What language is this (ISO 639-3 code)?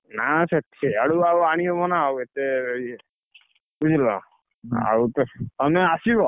ori